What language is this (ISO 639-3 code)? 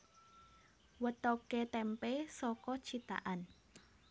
jav